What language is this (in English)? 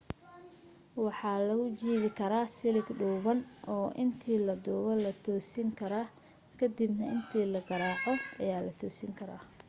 Somali